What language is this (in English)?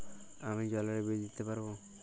Bangla